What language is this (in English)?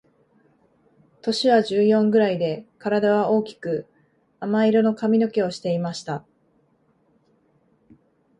Japanese